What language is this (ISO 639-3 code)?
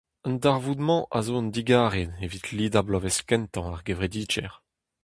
bre